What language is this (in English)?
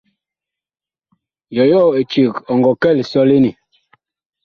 Bakoko